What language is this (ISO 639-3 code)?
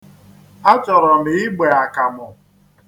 ibo